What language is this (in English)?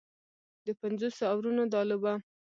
Pashto